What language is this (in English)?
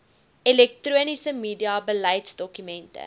Afrikaans